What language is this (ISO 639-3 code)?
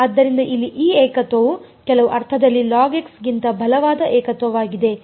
kan